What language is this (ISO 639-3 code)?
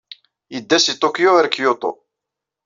kab